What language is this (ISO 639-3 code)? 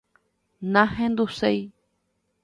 grn